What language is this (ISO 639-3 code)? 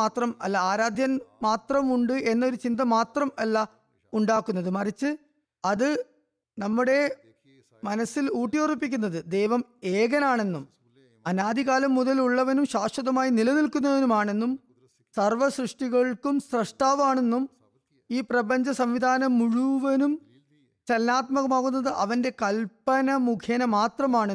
mal